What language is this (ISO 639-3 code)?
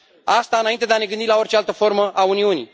ron